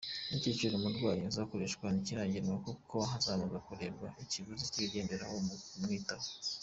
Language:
Kinyarwanda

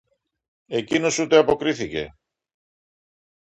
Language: Greek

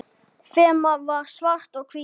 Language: Icelandic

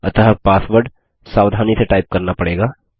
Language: Hindi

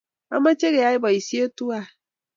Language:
Kalenjin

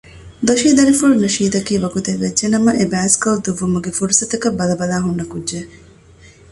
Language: Divehi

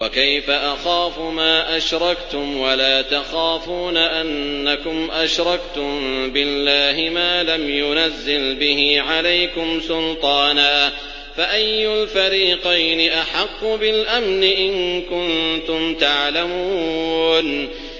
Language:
Arabic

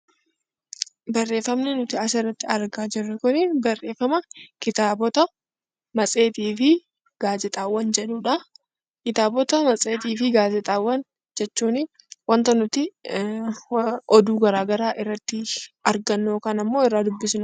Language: Oromo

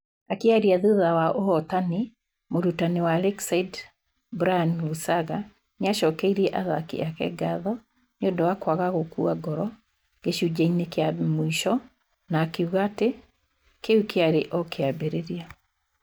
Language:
Kikuyu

